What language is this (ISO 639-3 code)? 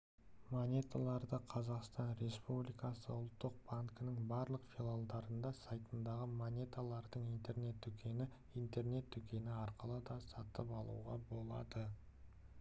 kaz